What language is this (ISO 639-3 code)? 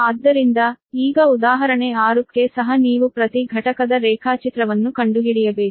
kan